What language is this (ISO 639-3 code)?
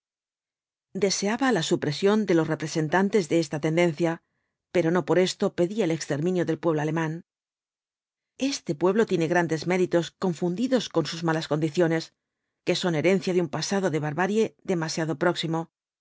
spa